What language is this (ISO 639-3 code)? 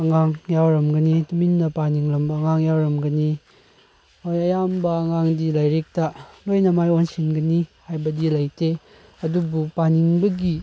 mni